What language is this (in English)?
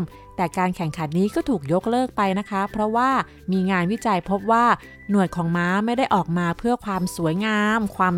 Thai